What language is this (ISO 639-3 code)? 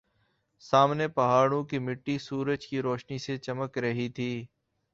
urd